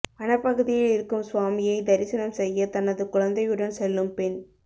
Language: Tamil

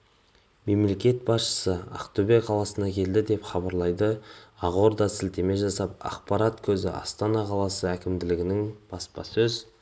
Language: Kazakh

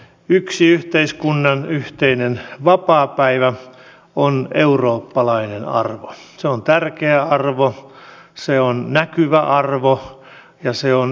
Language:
Finnish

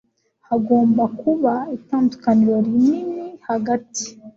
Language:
Kinyarwanda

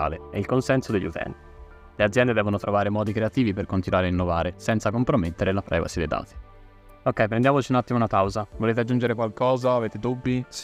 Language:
Italian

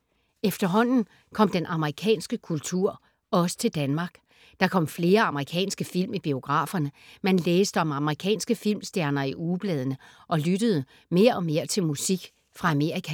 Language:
Danish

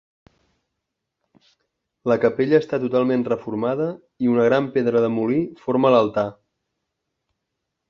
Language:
Catalan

